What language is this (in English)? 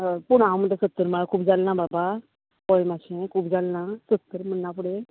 Konkani